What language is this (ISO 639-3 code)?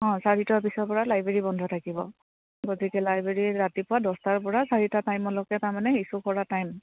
asm